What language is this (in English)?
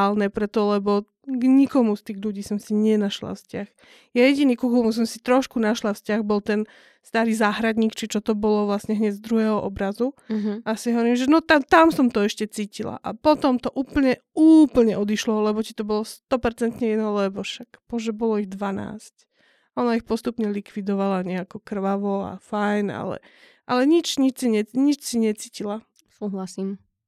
Slovak